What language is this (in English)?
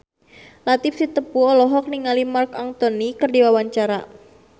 Sundanese